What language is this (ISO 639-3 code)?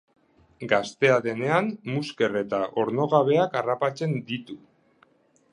eus